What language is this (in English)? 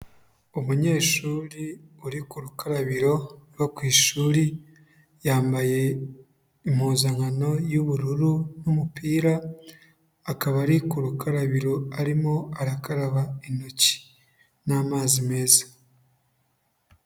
Kinyarwanda